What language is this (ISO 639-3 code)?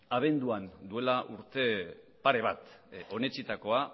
eus